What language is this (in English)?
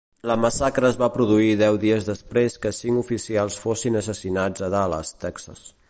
Catalan